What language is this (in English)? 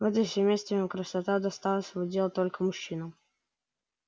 Russian